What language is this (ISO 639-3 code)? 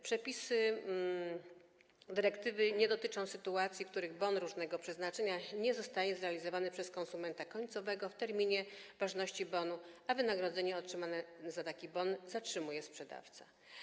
pol